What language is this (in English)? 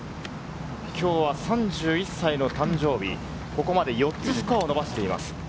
Japanese